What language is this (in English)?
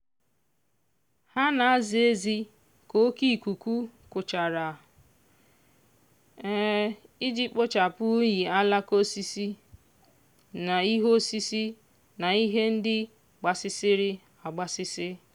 Igbo